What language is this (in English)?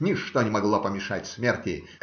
Russian